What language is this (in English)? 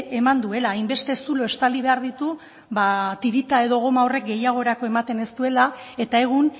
Basque